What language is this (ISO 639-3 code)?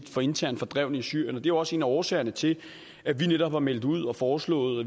dan